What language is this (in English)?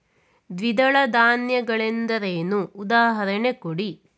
Kannada